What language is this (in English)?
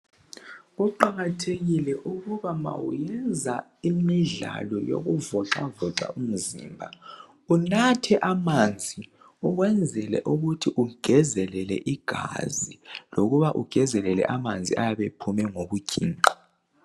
North Ndebele